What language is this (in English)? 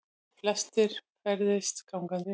Icelandic